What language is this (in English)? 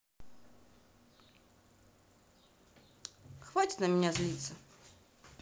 Russian